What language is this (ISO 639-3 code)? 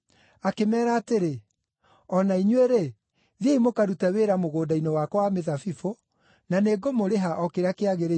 kik